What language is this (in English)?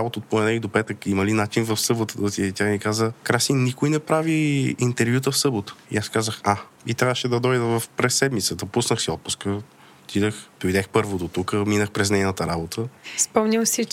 Bulgarian